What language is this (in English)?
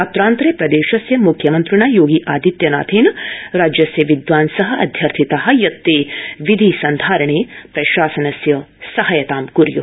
Sanskrit